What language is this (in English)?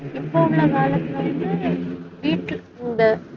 Tamil